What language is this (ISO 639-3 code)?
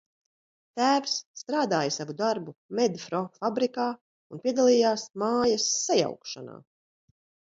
lav